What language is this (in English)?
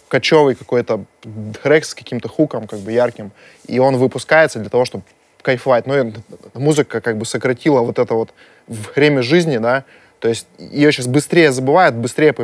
Russian